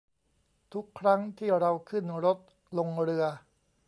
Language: Thai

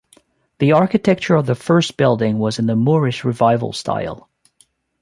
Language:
English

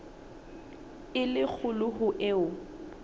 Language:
Southern Sotho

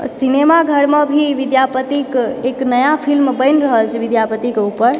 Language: Maithili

